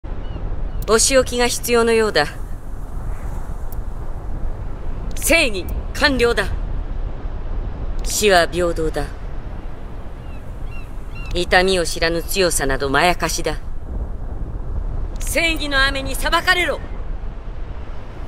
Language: Japanese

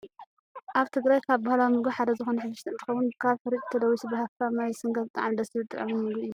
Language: Tigrinya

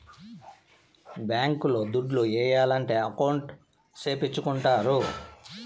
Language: Telugu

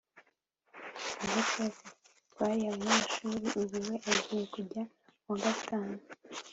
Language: Kinyarwanda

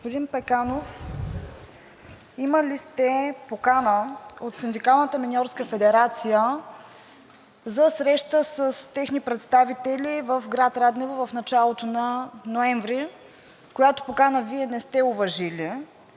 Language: Bulgarian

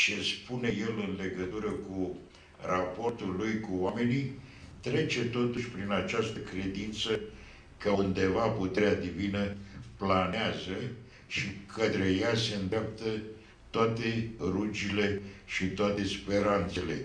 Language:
Romanian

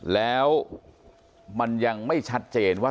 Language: Thai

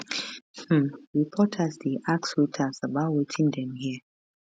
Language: Nigerian Pidgin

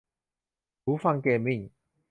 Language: Thai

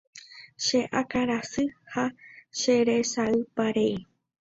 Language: Guarani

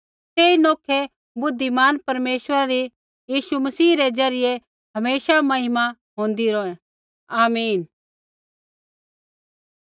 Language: Kullu Pahari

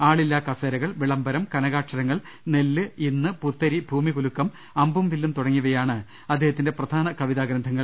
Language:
Malayalam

